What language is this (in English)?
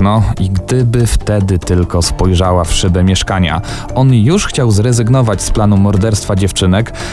Polish